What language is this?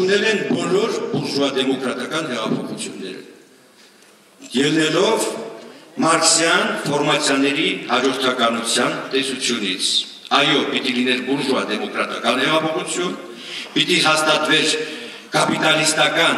Romanian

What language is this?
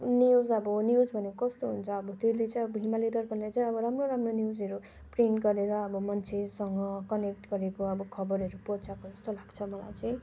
Nepali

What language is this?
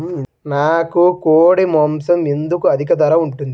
Telugu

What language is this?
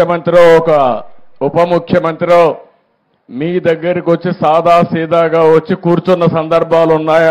Telugu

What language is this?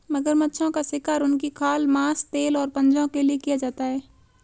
Hindi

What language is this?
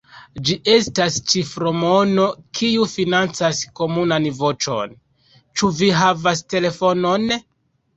Esperanto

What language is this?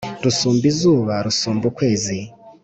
Kinyarwanda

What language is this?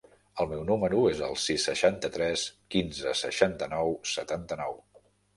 Catalan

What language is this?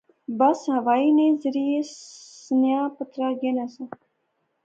Pahari-Potwari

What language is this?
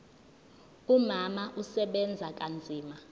Zulu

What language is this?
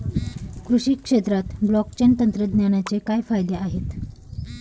Marathi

